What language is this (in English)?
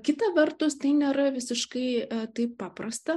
Lithuanian